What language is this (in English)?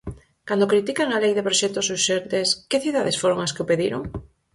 Galician